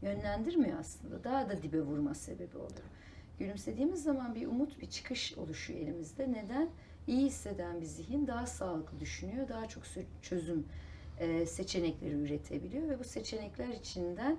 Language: Turkish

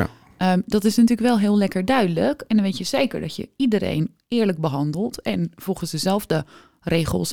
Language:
Dutch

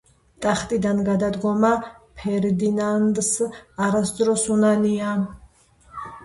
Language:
Georgian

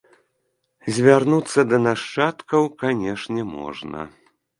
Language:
Belarusian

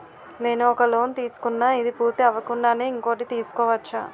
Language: Telugu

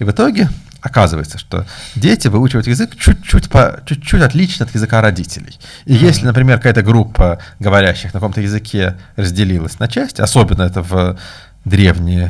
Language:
Russian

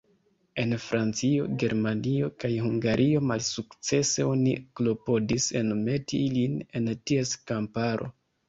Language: Esperanto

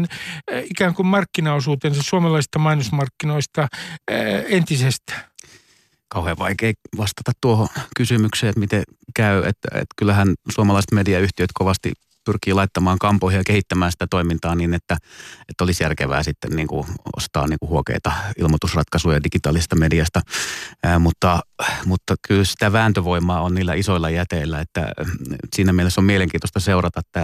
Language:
Finnish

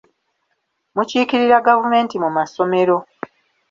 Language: Ganda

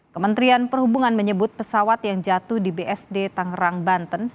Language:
Indonesian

